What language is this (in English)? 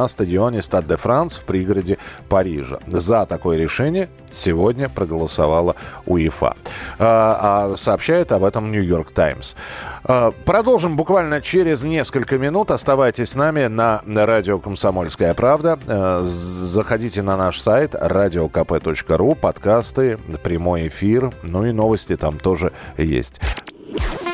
Russian